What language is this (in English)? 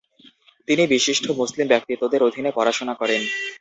Bangla